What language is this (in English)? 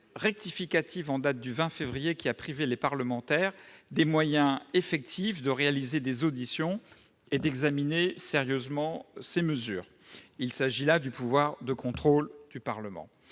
French